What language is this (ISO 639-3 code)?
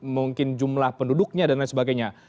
ind